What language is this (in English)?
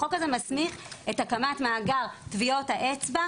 Hebrew